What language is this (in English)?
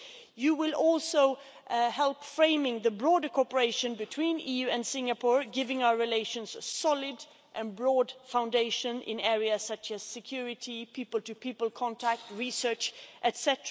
English